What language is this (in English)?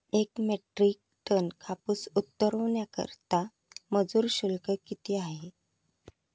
Marathi